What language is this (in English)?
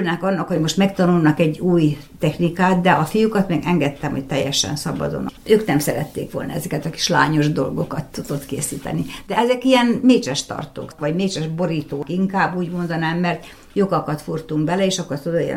Hungarian